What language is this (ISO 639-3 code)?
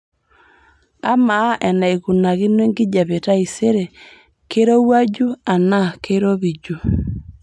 mas